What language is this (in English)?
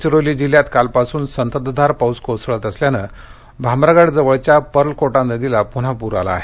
Marathi